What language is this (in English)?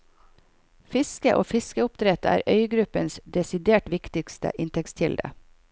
Norwegian